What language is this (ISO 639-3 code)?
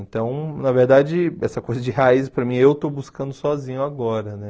por